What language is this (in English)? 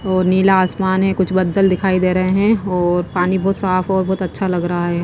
Hindi